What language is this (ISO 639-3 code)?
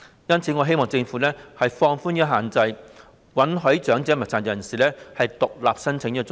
yue